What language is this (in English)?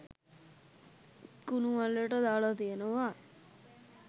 Sinhala